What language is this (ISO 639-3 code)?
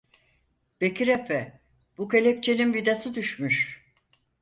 tur